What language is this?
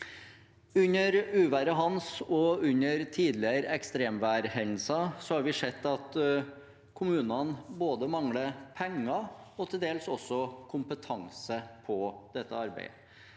Norwegian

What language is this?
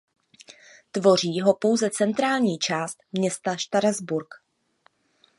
Czech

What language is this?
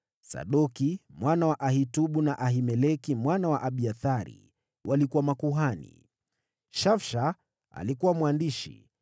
Swahili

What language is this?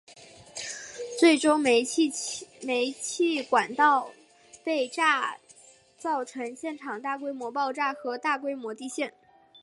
Chinese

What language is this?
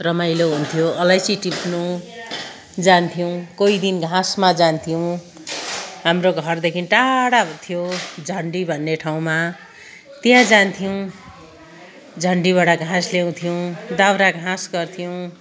Nepali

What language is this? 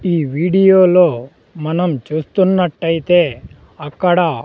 Telugu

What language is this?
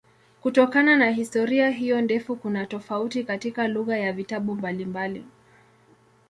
Swahili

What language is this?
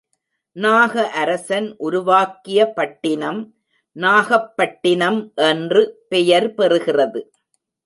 Tamil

